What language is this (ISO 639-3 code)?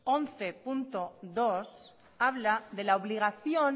spa